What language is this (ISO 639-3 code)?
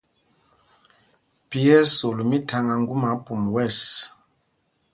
mgg